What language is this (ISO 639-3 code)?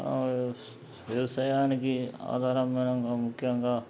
tel